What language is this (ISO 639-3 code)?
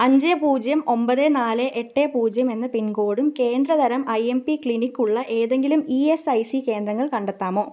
mal